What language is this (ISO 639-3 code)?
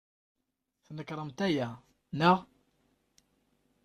kab